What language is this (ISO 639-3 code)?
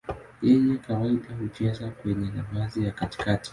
swa